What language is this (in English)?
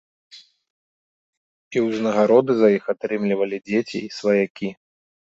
Belarusian